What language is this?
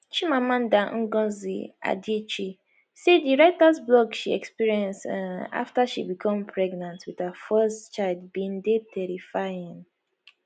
Nigerian Pidgin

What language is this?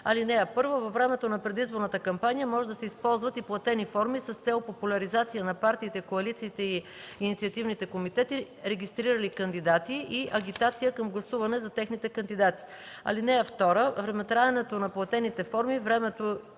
Bulgarian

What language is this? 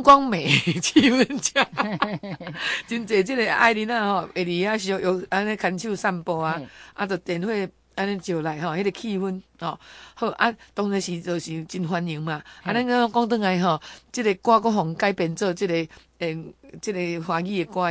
Chinese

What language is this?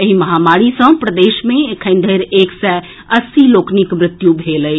Maithili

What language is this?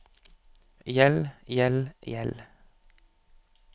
Norwegian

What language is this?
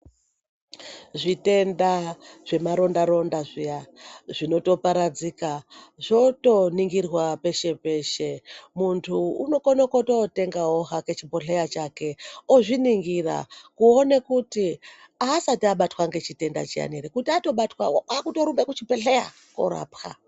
Ndau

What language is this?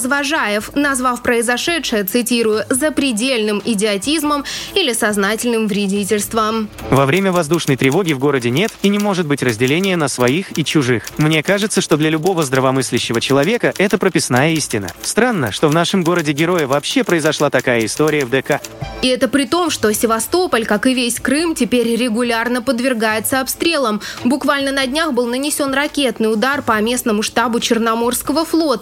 Russian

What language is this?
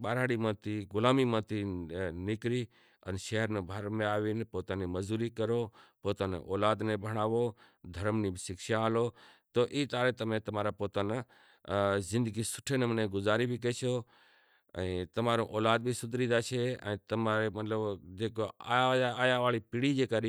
Kachi Koli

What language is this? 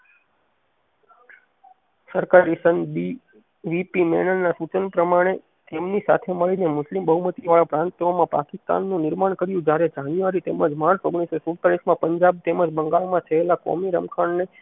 Gujarati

